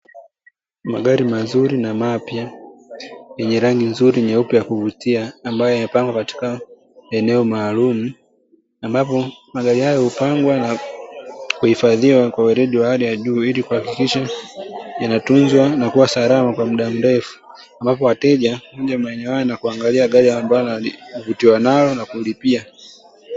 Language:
Swahili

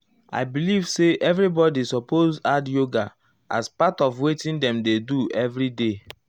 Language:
Nigerian Pidgin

